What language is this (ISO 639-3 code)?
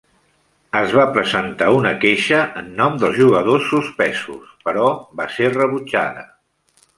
cat